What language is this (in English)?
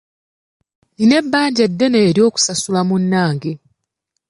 Ganda